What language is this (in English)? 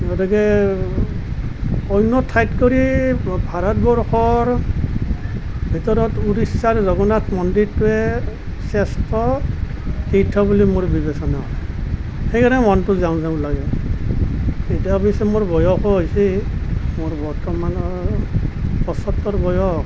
Assamese